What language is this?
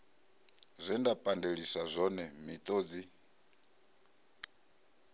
Venda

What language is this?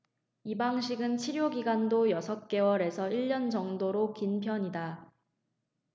Korean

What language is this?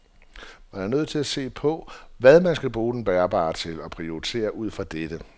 Danish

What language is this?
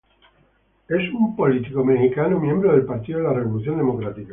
Spanish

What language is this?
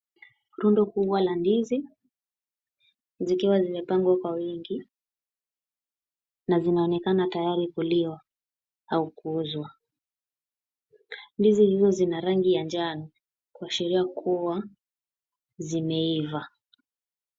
Swahili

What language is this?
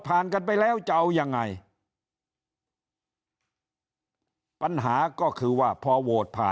Thai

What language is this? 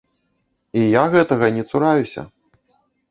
Belarusian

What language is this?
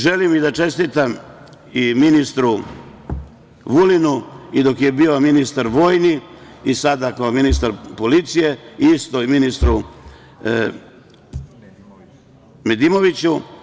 Serbian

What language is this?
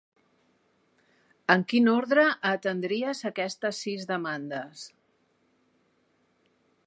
Catalan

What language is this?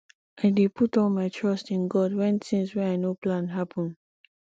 Nigerian Pidgin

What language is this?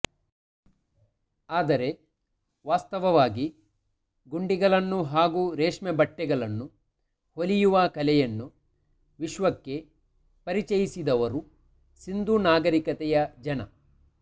Kannada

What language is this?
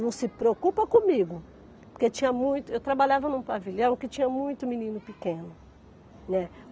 Portuguese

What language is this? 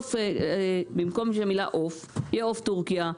Hebrew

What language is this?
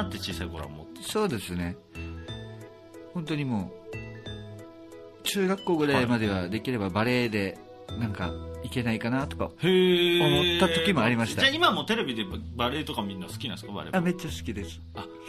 Japanese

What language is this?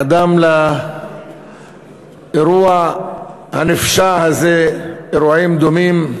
Hebrew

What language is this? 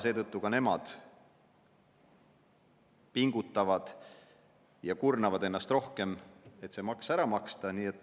Estonian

